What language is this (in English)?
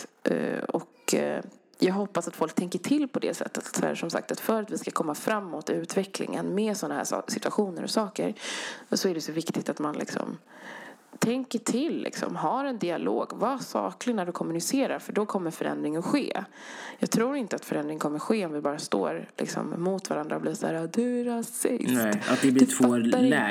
Swedish